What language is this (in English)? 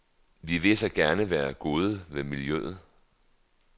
Danish